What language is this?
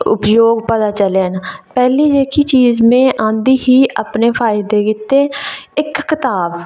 Dogri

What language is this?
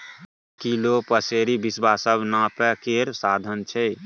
Maithili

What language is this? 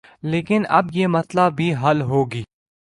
Urdu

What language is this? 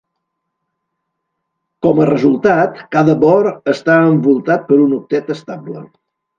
Catalan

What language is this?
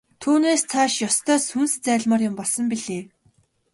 Mongolian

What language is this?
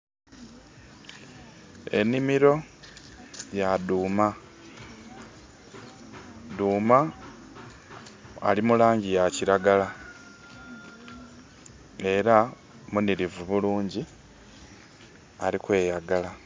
Soga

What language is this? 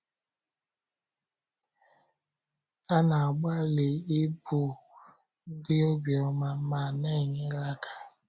Igbo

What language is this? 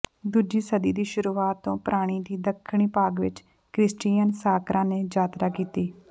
Punjabi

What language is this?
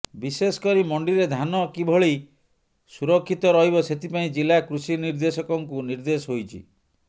Odia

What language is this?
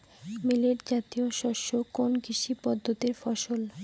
Bangla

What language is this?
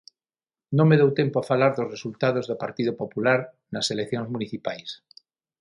Galician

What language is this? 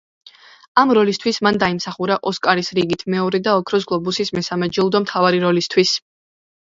Georgian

